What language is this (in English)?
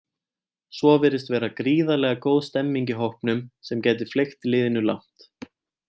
Icelandic